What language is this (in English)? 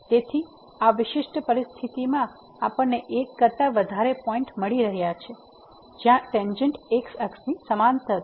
Gujarati